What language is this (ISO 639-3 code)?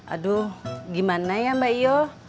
ind